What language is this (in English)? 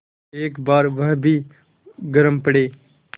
Hindi